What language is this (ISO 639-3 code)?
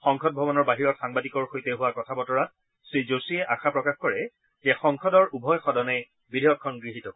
asm